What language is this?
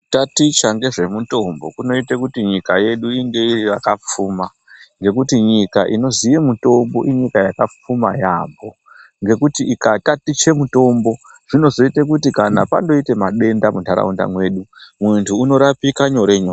Ndau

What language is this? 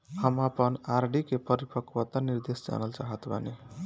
Bhojpuri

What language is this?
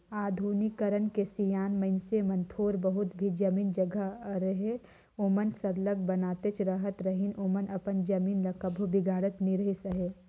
Chhattisgarhi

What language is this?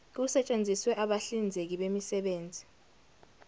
Zulu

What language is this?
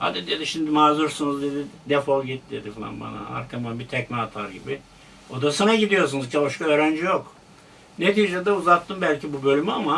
Turkish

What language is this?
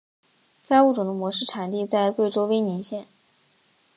Chinese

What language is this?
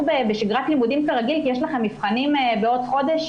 Hebrew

